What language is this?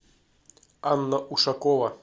Russian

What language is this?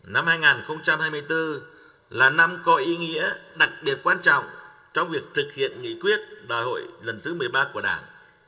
Vietnamese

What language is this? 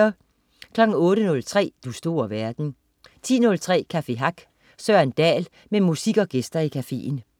Danish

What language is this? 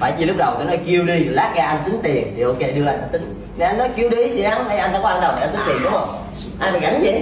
Vietnamese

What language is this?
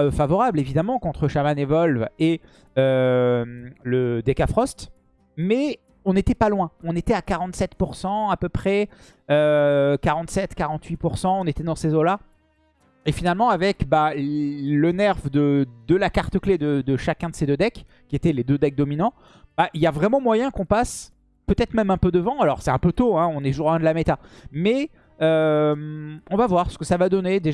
French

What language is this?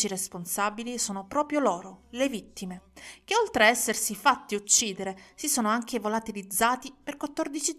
Italian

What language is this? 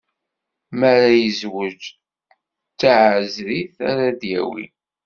Kabyle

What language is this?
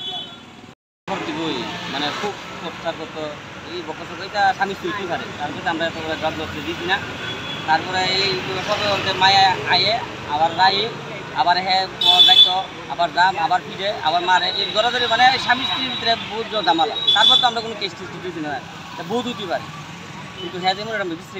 Arabic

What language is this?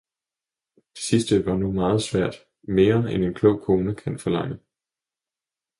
Danish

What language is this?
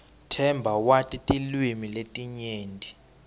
Swati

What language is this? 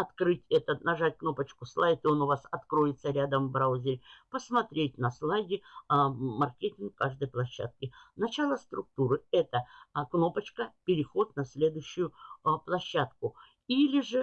Russian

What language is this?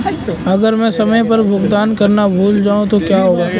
Hindi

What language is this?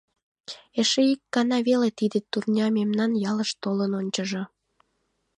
Mari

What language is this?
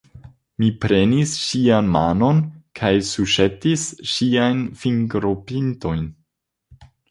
Esperanto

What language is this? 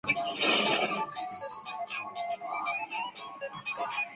Chinese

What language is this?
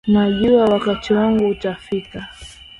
Swahili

